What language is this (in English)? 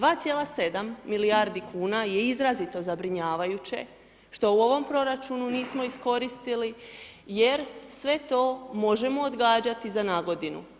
Croatian